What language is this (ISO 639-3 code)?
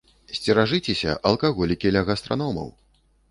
bel